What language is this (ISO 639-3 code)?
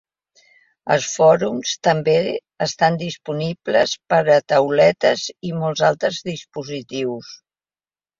cat